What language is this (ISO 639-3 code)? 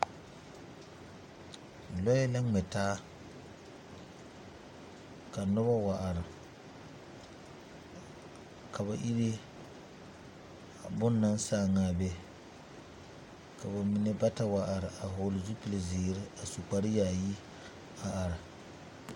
dga